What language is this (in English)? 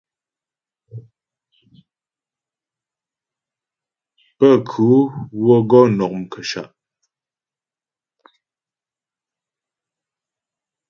Ghomala